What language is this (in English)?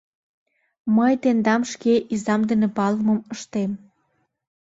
Mari